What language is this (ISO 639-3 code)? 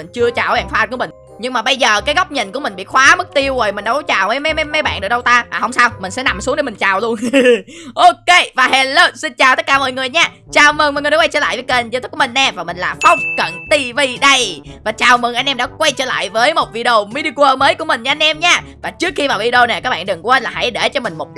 vie